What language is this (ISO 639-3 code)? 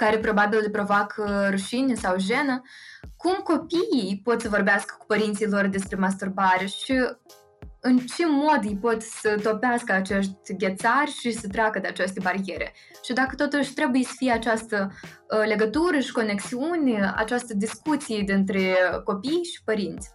ron